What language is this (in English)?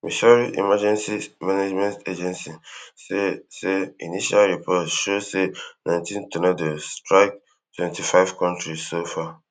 Nigerian Pidgin